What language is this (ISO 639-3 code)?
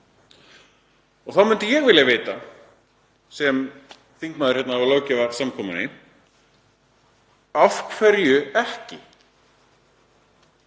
isl